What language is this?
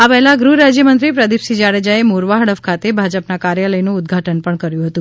Gujarati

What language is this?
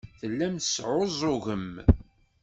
Kabyle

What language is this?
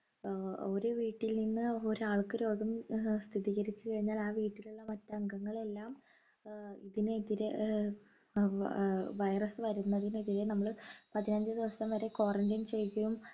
Malayalam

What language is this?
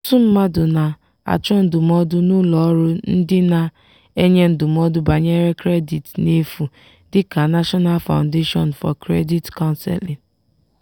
Igbo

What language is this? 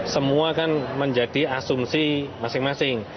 Indonesian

